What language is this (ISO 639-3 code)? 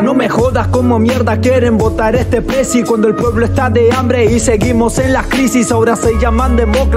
spa